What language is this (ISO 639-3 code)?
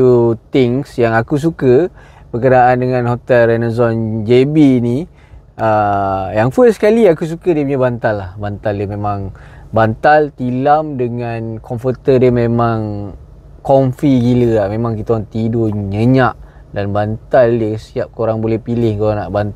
msa